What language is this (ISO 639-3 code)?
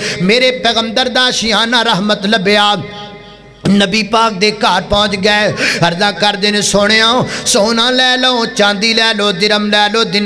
hin